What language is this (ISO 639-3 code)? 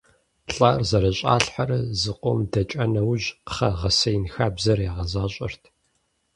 kbd